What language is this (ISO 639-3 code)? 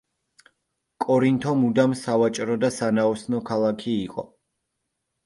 kat